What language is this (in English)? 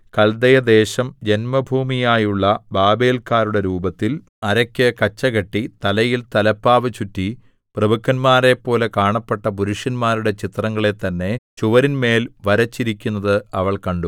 Malayalam